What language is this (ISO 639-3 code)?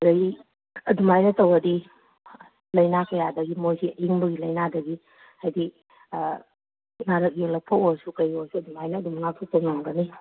mni